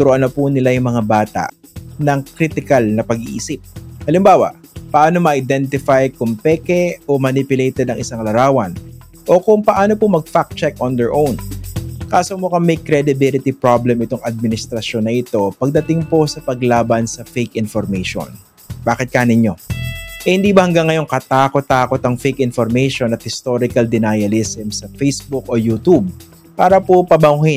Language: Filipino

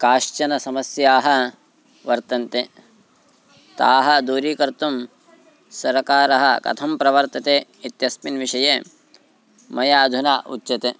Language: Sanskrit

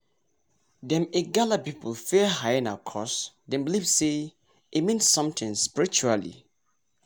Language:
Nigerian Pidgin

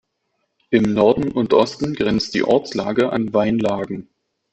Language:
German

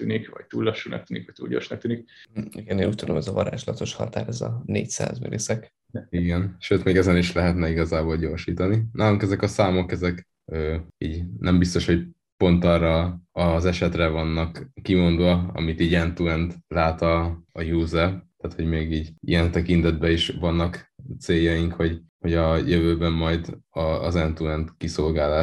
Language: Hungarian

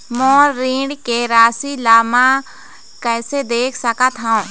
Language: Chhattisgarhi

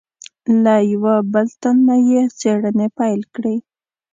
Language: Pashto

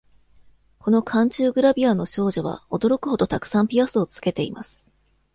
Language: Japanese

